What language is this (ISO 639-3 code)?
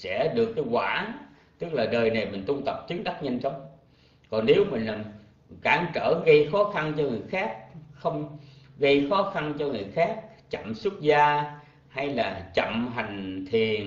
vie